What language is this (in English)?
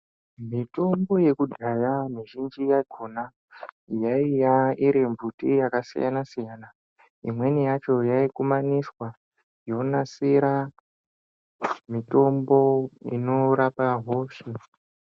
Ndau